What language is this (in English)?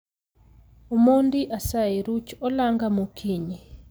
Luo (Kenya and Tanzania)